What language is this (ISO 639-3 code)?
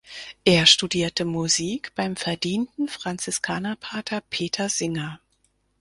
deu